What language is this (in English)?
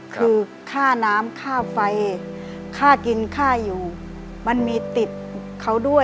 Thai